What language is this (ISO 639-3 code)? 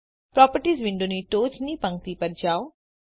guj